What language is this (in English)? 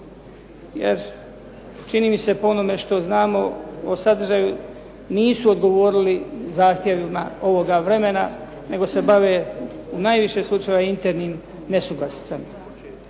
Croatian